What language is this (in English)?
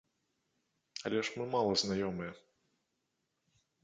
Belarusian